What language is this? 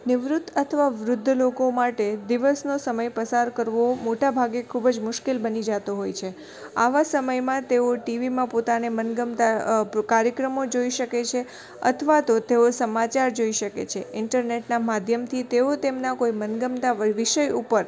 Gujarati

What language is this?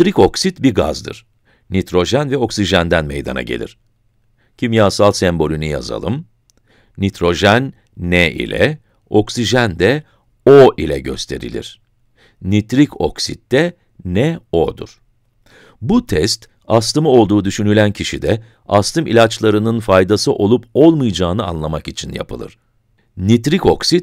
Turkish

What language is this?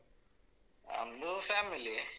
Kannada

